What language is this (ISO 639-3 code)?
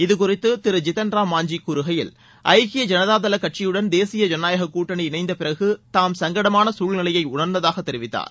tam